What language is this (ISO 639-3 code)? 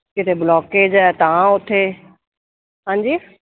pan